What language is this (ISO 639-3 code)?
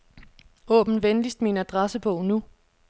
dan